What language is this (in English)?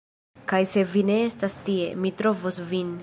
Esperanto